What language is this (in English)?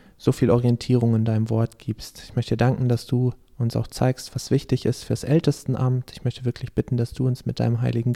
German